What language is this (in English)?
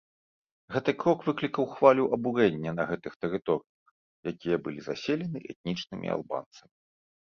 Belarusian